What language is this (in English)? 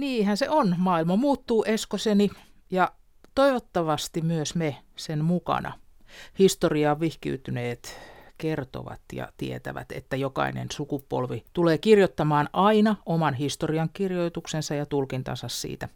Finnish